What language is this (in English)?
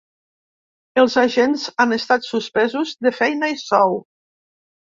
Catalan